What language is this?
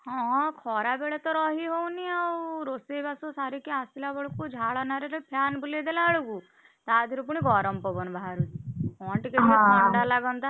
Odia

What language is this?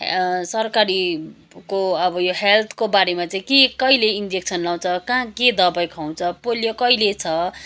Nepali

